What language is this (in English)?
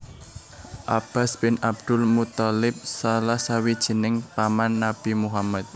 Javanese